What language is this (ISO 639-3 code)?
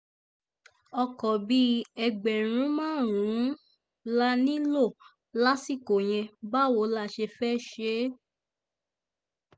yor